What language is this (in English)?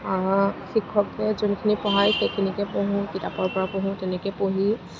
Assamese